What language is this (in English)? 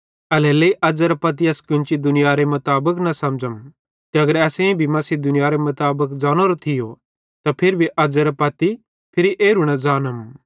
Bhadrawahi